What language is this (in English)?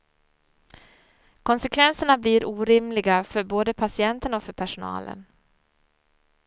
Swedish